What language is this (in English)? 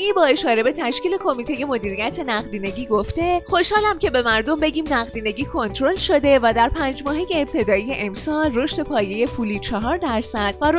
Persian